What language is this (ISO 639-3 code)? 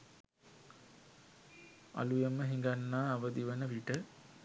sin